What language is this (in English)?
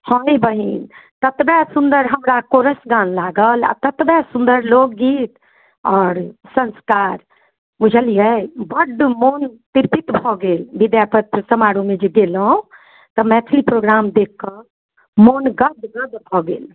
Maithili